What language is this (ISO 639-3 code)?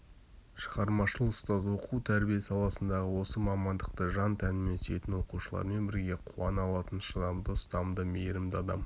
kaz